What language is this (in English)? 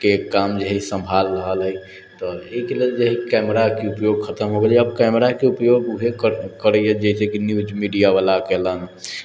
Maithili